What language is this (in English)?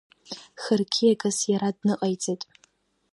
Abkhazian